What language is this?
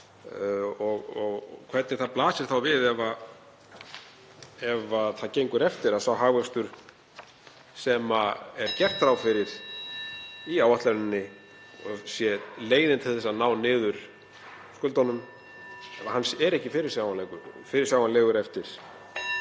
Icelandic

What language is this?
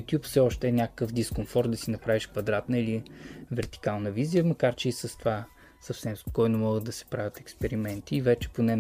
Bulgarian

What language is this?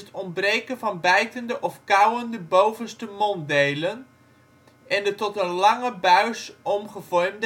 Dutch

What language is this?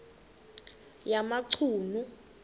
Xhosa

